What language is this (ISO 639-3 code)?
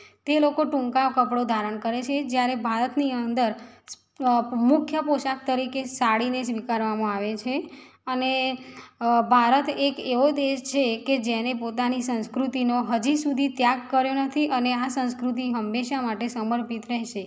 guj